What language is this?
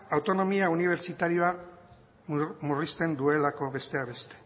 Basque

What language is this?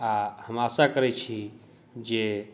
Maithili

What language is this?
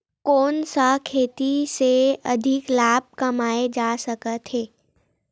Chhattisgarhi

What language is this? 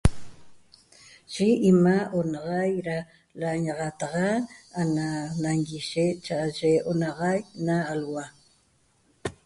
Toba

